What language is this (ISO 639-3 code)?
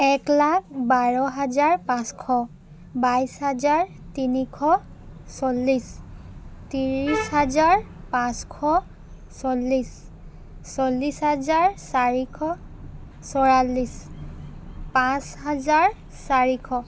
asm